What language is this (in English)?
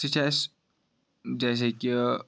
Kashmiri